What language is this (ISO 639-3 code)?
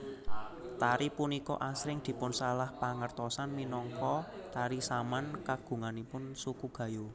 jav